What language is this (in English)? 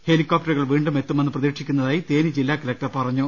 Malayalam